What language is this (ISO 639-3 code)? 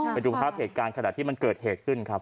tha